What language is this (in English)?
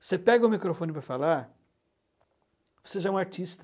Portuguese